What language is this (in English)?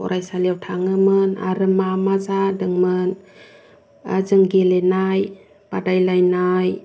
Bodo